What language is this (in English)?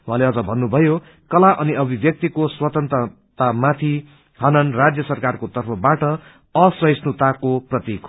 Nepali